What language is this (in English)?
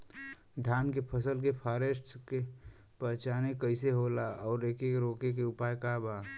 Bhojpuri